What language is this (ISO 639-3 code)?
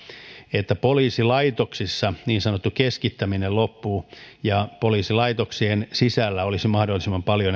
fin